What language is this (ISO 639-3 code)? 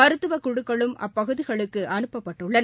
tam